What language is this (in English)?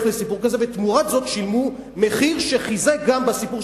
Hebrew